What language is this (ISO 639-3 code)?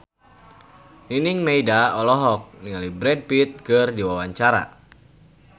sun